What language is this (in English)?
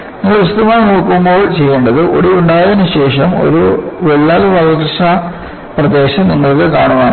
Malayalam